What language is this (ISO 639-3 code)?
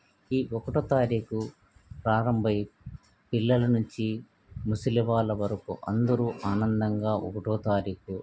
tel